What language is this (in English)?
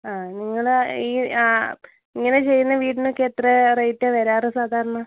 Malayalam